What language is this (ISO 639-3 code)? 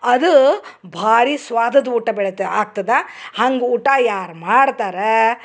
kan